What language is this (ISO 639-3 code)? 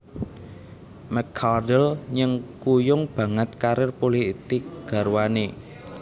jav